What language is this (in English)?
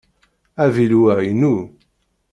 Kabyle